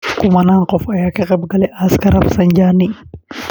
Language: Somali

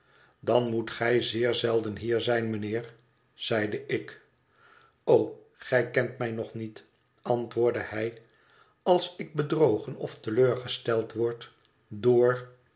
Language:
Dutch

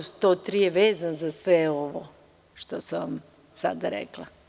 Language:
Serbian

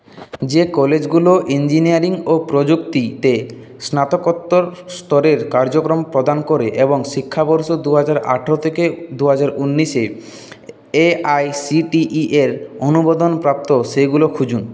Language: Bangla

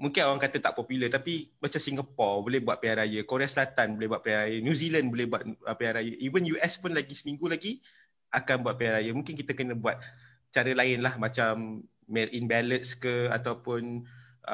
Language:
Malay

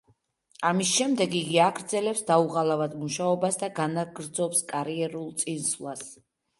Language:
Georgian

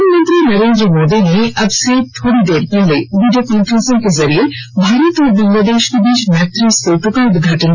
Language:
Hindi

